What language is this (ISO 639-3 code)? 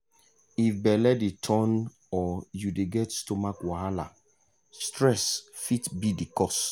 pcm